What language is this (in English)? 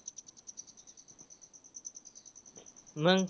Marathi